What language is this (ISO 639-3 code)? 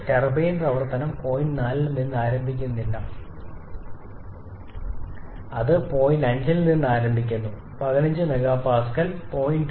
mal